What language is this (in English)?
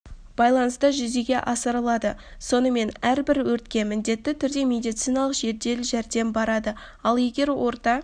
Kazakh